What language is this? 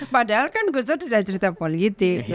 Indonesian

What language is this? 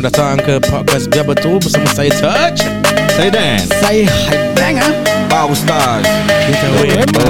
Malay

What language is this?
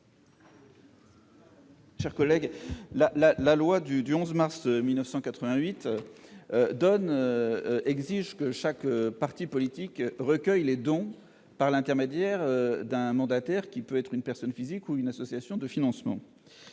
French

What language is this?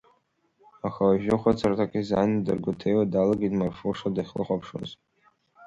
Abkhazian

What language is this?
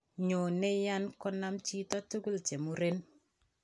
Kalenjin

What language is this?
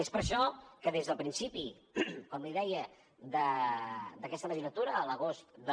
Catalan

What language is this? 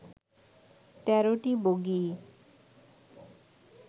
Bangla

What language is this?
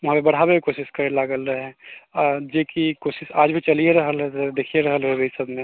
Maithili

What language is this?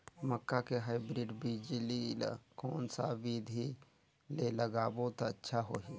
Chhattisgarhi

